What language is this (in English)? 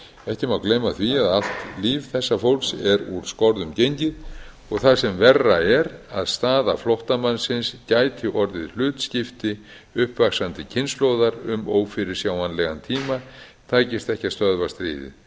Icelandic